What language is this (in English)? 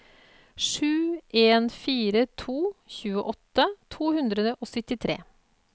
Norwegian